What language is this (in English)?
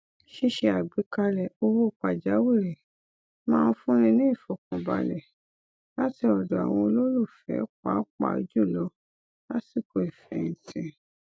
Yoruba